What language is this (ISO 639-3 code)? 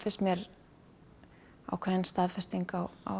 isl